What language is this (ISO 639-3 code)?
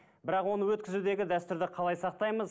kaz